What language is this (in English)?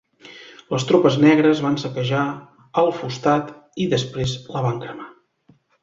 Catalan